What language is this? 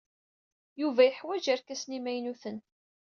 Kabyle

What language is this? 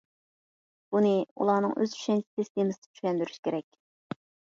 Uyghur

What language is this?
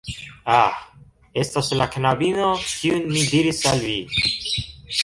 Esperanto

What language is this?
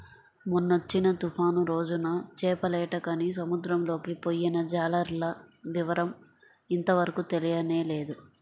Telugu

